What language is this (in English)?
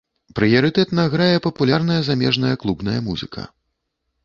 Belarusian